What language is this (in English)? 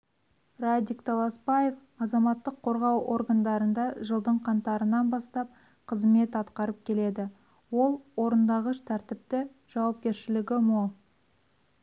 Kazakh